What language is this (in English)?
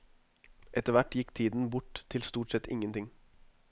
Norwegian